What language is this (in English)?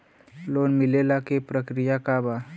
Bhojpuri